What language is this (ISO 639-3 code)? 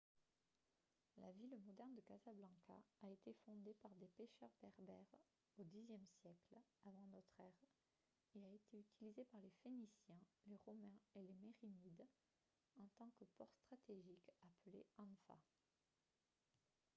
fra